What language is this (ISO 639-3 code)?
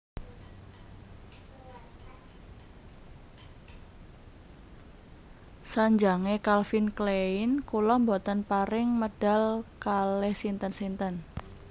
jav